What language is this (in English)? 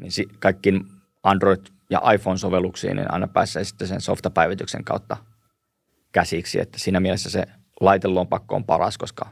Finnish